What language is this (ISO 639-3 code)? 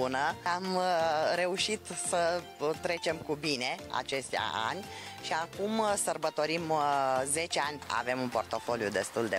ron